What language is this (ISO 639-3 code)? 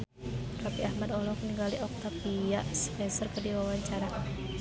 sun